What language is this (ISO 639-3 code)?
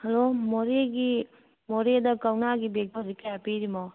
mni